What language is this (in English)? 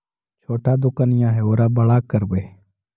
Magahi